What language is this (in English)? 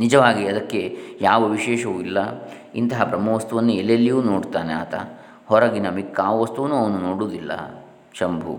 Kannada